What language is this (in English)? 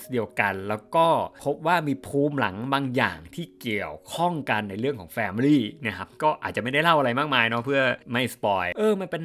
Thai